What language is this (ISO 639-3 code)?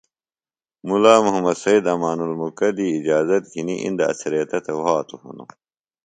phl